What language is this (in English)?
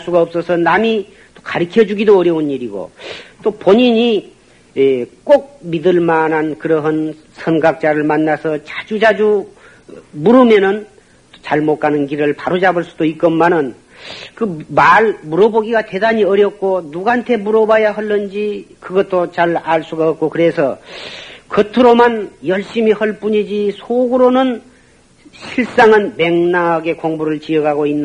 Korean